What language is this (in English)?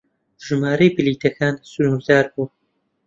Central Kurdish